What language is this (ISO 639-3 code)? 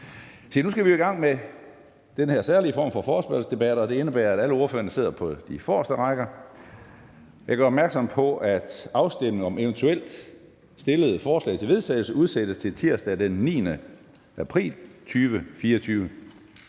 dan